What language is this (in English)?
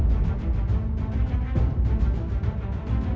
Indonesian